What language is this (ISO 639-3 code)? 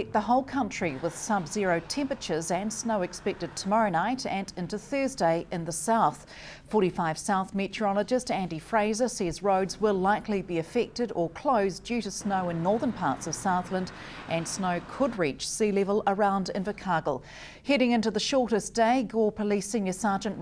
eng